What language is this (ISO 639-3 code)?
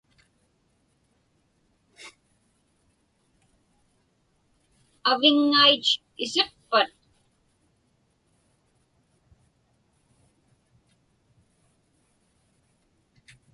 ipk